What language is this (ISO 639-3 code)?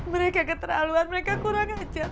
ind